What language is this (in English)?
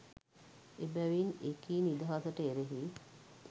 Sinhala